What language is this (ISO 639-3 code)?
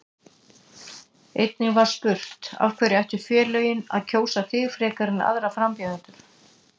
isl